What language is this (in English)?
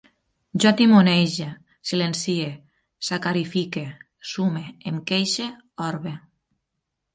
Catalan